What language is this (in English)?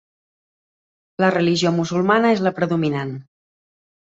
Catalan